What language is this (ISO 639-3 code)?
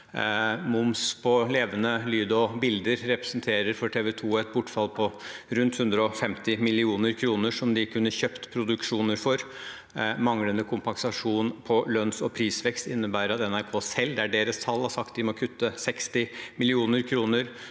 nor